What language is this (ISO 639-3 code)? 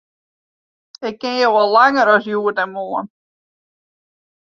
fry